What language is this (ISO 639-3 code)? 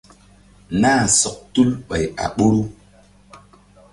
mdd